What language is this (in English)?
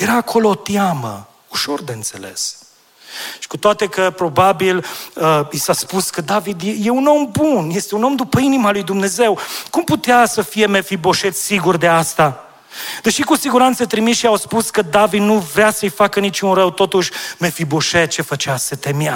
Romanian